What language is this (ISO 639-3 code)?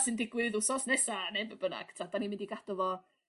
cym